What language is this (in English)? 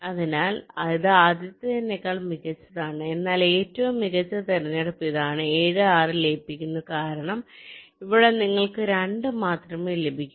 Malayalam